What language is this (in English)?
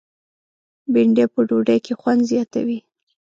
Pashto